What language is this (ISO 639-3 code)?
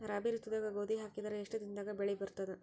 kan